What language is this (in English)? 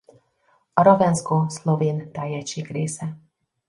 Hungarian